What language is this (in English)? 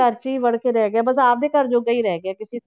Punjabi